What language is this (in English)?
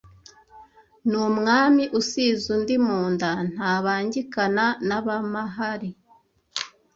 Kinyarwanda